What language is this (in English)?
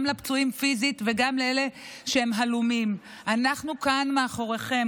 Hebrew